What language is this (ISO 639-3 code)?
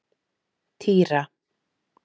isl